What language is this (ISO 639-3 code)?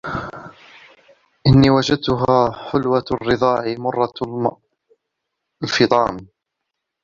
ara